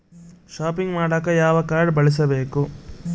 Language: Kannada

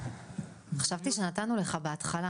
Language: Hebrew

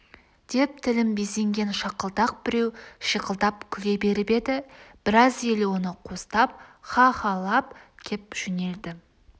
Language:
Kazakh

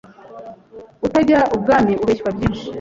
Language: Kinyarwanda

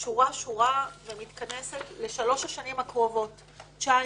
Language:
Hebrew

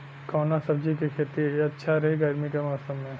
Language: Bhojpuri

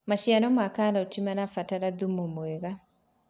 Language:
Kikuyu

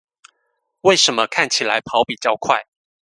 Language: Chinese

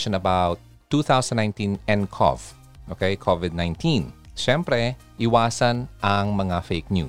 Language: Filipino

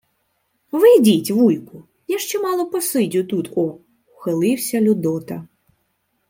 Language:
Ukrainian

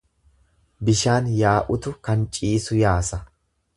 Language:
Oromo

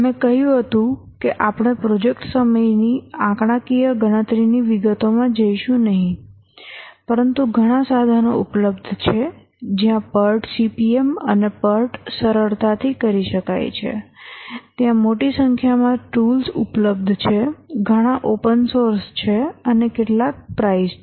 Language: Gujarati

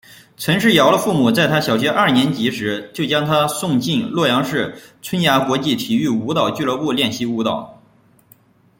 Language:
Chinese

